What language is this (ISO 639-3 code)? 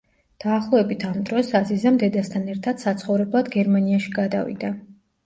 kat